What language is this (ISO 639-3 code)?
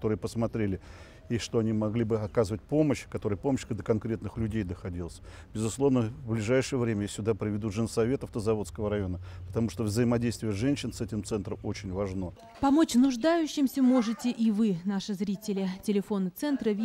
rus